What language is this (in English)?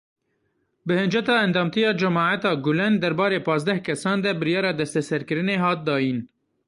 Kurdish